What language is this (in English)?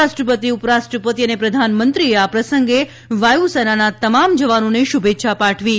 Gujarati